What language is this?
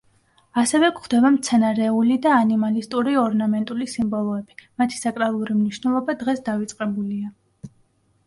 Georgian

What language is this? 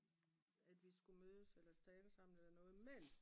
Danish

